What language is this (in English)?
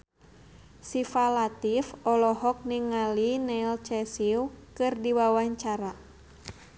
Sundanese